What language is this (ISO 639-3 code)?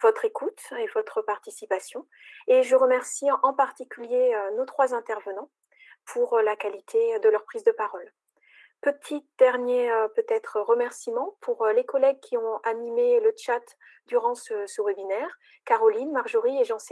fra